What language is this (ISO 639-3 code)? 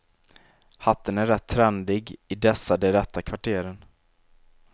swe